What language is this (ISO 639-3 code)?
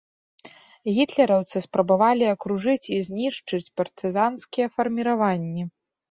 bel